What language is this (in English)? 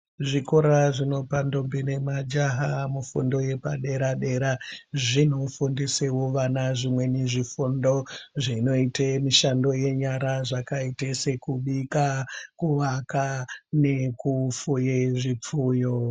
Ndau